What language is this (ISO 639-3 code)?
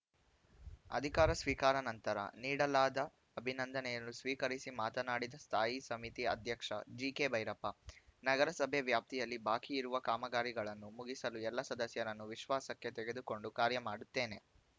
kan